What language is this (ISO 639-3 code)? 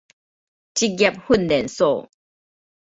nan